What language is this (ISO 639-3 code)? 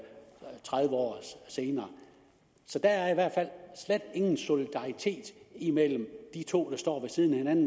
dan